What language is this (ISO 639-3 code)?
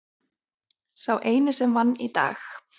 isl